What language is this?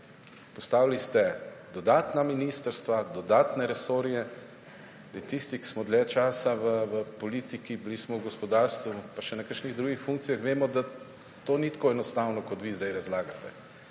Slovenian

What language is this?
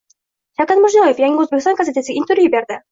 Uzbek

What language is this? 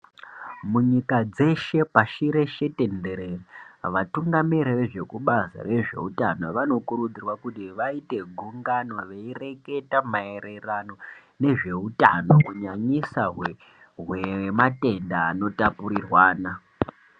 Ndau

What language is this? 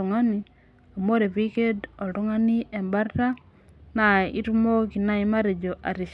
Masai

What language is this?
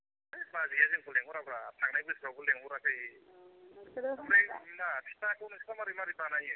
Bodo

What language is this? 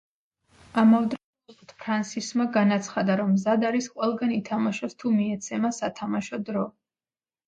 Georgian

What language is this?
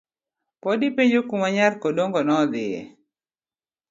Luo (Kenya and Tanzania)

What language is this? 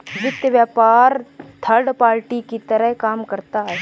Hindi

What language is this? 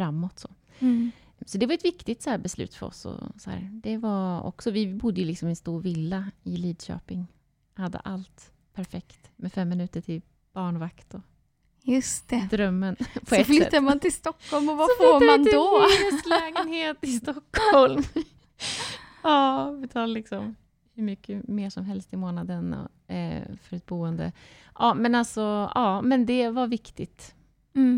Swedish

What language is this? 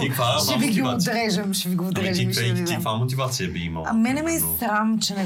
Bulgarian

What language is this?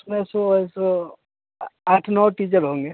Hindi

